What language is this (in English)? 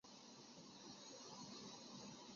Chinese